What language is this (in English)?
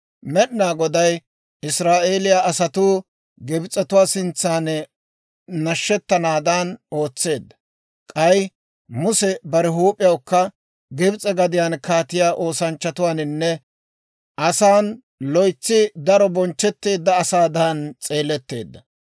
Dawro